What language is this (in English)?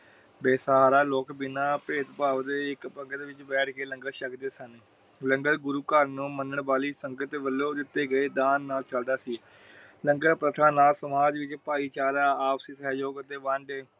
Punjabi